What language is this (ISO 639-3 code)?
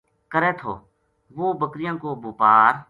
gju